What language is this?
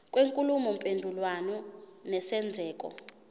Zulu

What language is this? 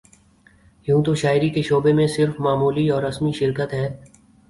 Urdu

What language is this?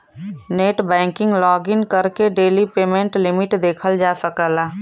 Bhojpuri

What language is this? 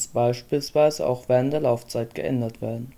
German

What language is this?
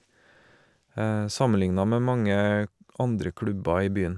Norwegian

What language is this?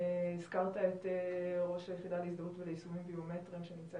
Hebrew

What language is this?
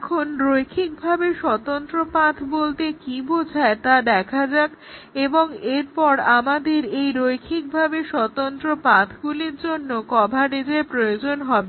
Bangla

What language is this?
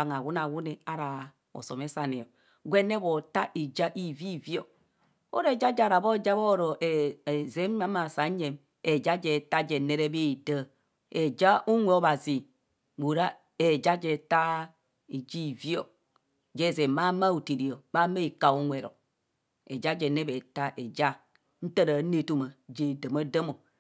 Kohumono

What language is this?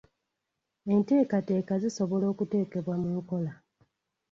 Ganda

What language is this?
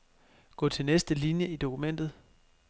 Danish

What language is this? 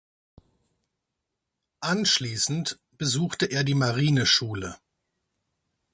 German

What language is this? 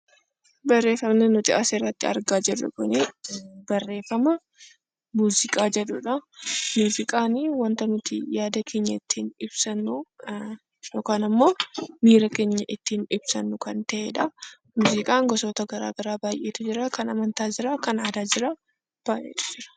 Oromo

